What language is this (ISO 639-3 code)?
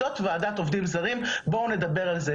heb